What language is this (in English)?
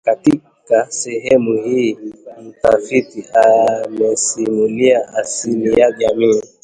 Swahili